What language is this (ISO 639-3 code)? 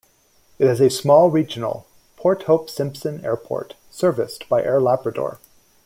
eng